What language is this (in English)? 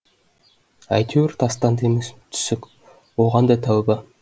Kazakh